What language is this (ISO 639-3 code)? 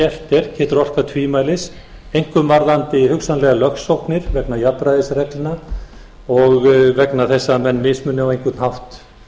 isl